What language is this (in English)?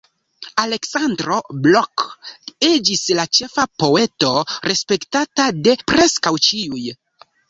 Esperanto